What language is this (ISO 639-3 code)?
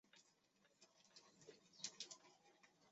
zho